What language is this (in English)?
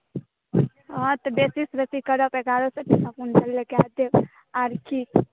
Maithili